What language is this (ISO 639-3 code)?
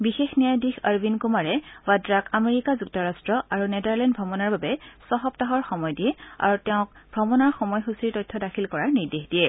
asm